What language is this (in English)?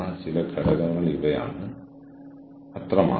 Malayalam